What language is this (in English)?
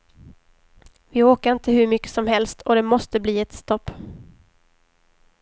Swedish